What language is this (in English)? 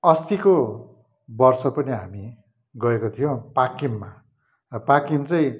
Nepali